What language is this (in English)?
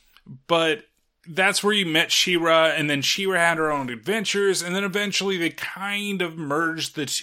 English